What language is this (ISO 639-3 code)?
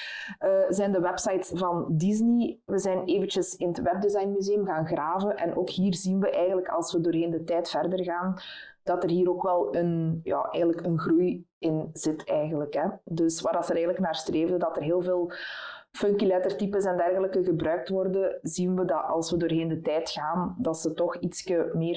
nld